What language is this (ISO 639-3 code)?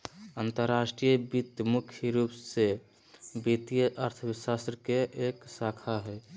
mag